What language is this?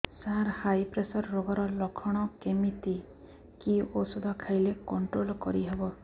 Odia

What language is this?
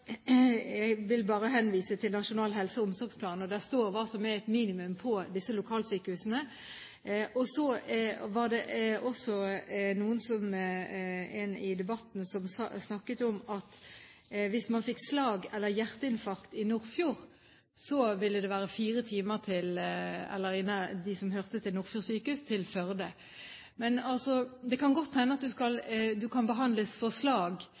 Norwegian Bokmål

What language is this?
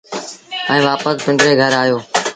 Sindhi Bhil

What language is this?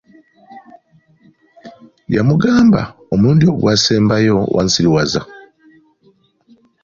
Ganda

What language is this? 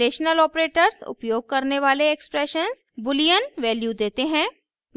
Hindi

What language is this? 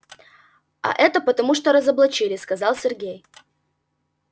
Russian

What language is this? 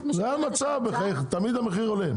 Hebrew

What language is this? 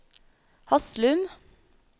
Norwegian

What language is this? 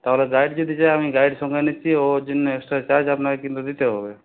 Bangla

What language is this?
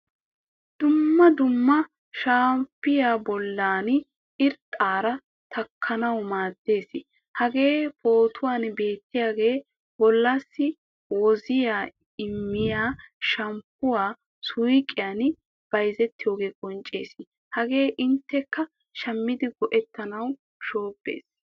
Wolaytta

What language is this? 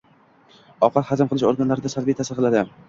Uzbek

